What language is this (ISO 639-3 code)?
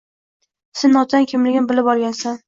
uzb